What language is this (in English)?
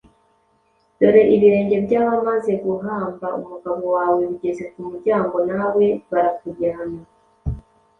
Kinyarwanda